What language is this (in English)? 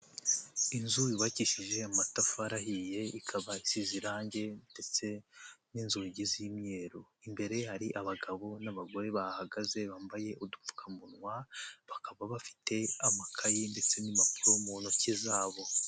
Kinyarwanda